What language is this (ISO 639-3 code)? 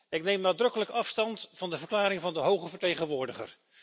nld